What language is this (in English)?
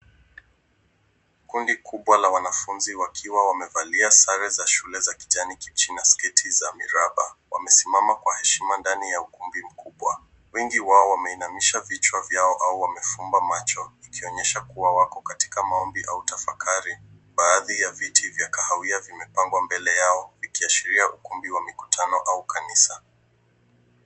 Swahili